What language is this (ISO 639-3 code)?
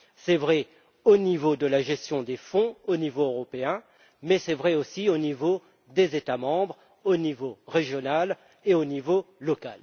fra